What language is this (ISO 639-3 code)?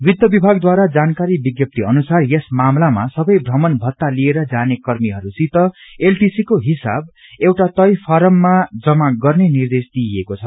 nep